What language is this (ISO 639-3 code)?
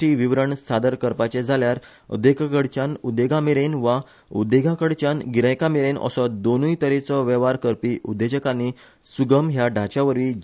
kok